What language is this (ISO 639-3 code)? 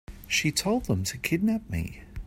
eng